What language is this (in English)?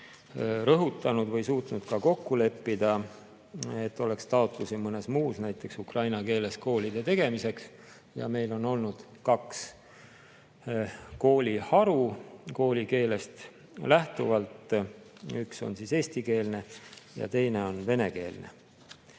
Estonian